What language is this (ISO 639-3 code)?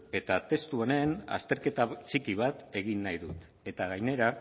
eus